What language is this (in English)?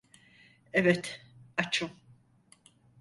Turkish